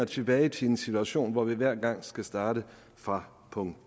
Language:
Danish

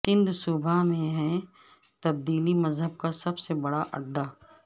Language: Urdu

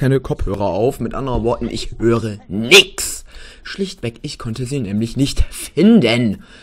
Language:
German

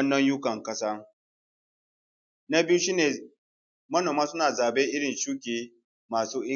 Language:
Hausa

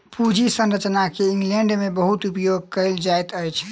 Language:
Maithili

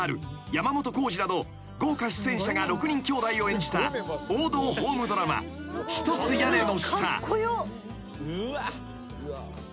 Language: Japanese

